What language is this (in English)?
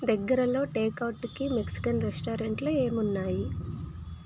Telugu